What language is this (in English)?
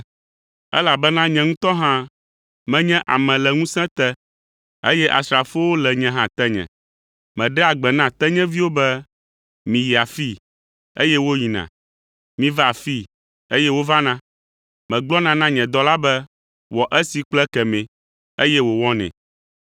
Ewe